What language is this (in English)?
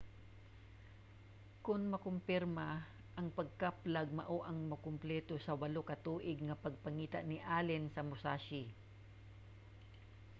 Cebuano